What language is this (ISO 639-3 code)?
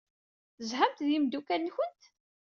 kab